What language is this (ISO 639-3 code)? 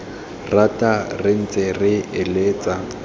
tsn